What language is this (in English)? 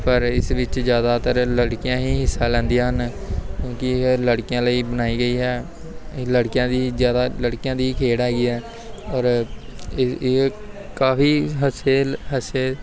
Punjabi